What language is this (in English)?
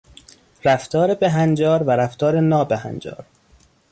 Persian